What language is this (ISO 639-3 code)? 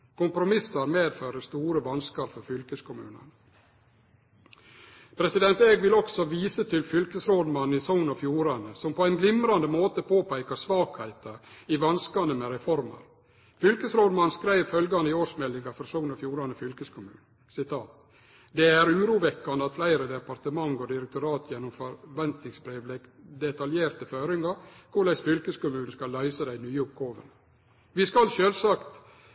nno